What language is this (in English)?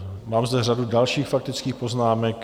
Czech